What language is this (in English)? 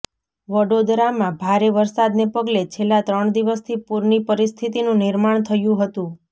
Gujarati